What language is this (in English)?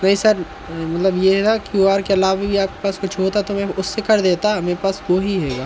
Hindi